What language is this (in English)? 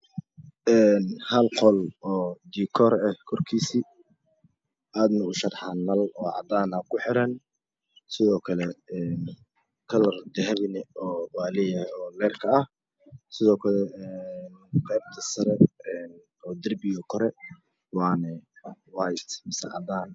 Somali